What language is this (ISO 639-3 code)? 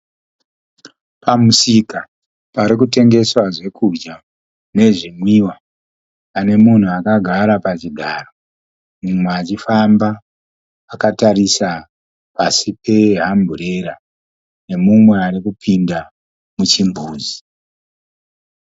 sna